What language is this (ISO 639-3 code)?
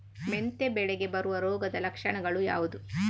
kan